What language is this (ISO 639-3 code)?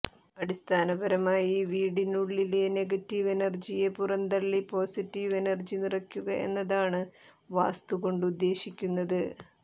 mal